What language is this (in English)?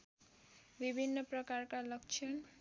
Nepali